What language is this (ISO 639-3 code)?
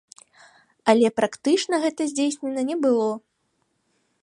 bel